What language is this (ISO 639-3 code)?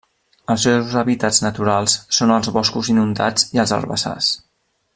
cat